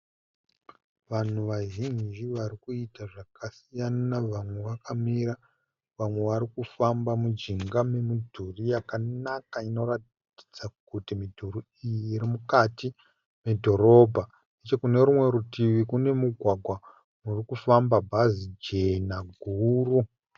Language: Shona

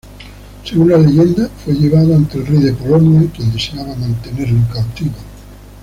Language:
Spanish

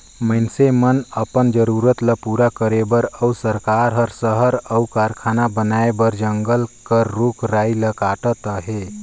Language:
Chhattisgarhi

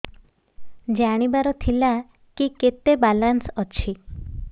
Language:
Odia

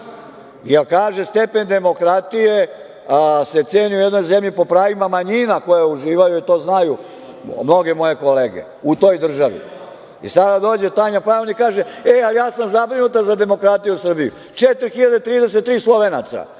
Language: Serbian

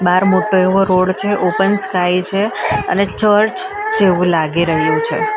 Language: Gujarati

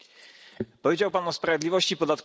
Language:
Polish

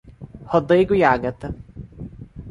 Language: Portuguese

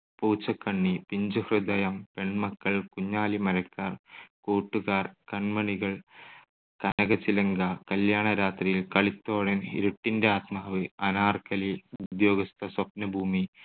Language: Malayalam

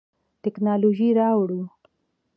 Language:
Pashto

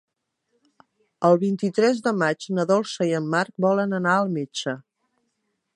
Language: Catalan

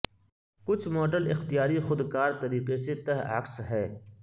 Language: Urdu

